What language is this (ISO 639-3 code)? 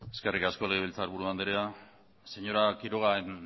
eus